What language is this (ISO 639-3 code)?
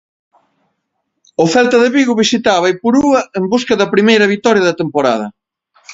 glg